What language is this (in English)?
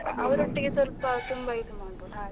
Kannada